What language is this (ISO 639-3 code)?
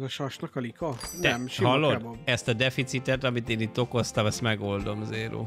hun